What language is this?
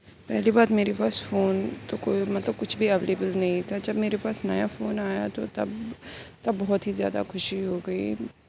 Urdu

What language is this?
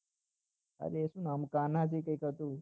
Gujarati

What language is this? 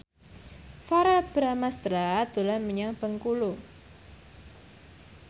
Javanese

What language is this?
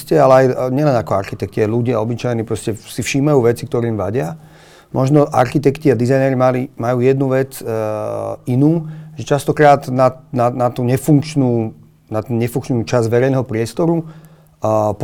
Slovak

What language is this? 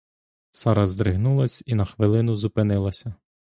Ukrainian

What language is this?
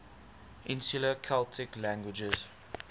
English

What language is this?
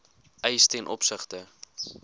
Afrikaans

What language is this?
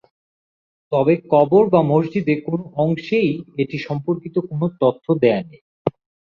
Bangla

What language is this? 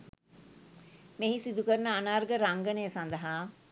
Sinhala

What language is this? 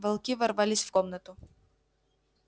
Russian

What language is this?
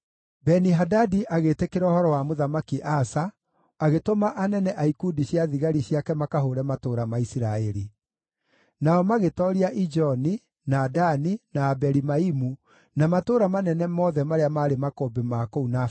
Kikuyu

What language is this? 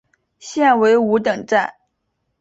Chinese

